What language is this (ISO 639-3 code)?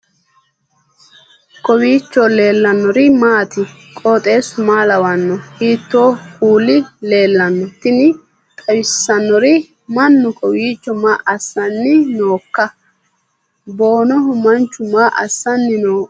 sid